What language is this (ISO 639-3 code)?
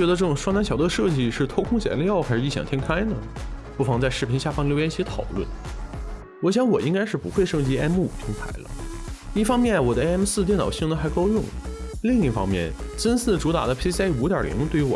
zho